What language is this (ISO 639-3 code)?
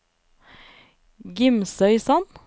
nor